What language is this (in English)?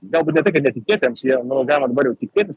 Lithuanian